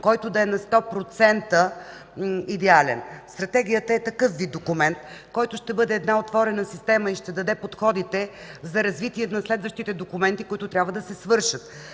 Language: Bulgarian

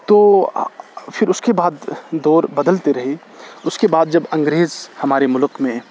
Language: Urdu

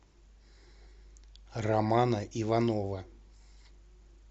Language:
Russian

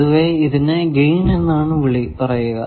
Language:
Malayalam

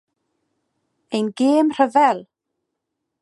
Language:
Welsh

